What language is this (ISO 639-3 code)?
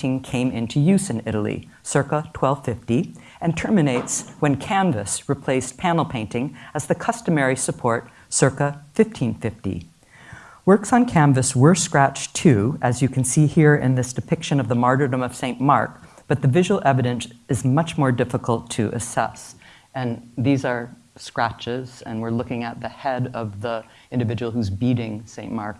eng